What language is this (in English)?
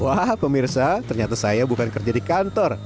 Indonesian